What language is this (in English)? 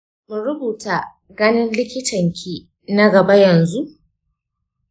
Hausa